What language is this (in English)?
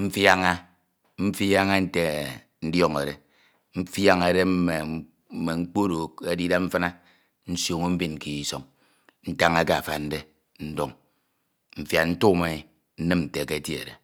Ito